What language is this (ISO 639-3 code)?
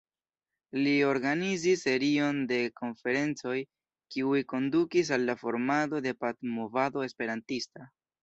epo